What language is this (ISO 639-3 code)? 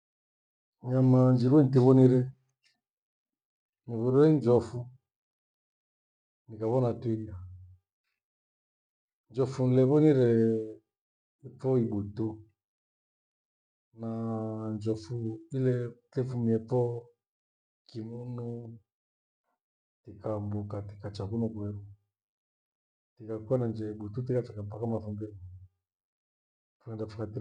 gwe